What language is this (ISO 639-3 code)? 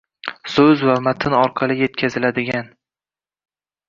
uzb